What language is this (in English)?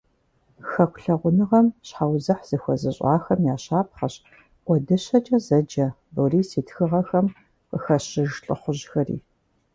Kabardian